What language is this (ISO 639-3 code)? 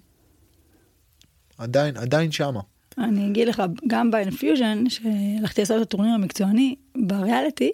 heb